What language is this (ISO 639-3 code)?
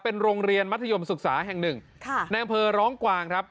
tha